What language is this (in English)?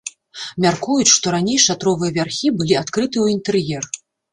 Belarusian